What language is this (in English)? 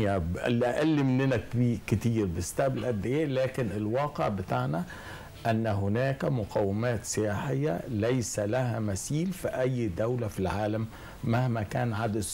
Arabic